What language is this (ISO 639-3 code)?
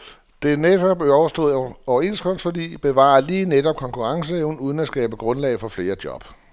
dan